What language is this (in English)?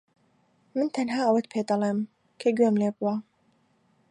Central Kurdish